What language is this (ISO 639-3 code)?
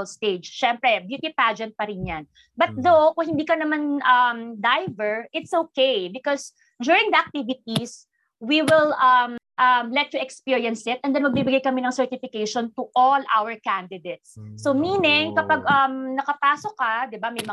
fil